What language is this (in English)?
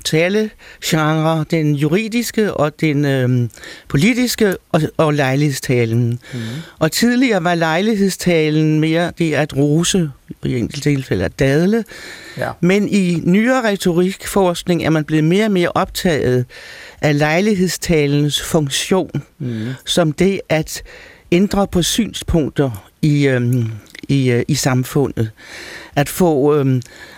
Danish